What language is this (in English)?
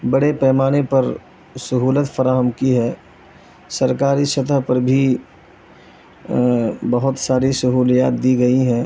Urdu